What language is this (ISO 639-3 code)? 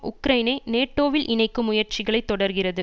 tam